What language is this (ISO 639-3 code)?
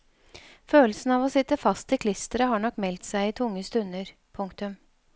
nor